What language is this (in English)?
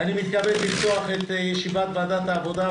Hebrew